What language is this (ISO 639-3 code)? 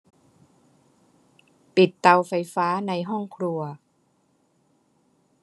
tha